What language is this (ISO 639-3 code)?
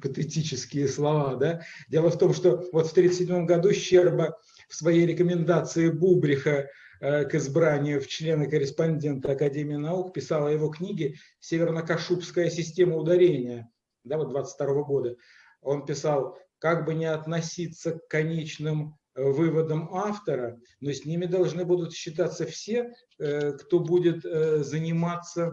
rus